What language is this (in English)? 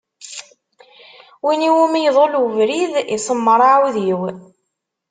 Kabyle